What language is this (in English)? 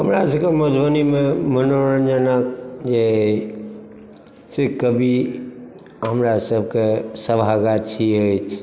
Maithili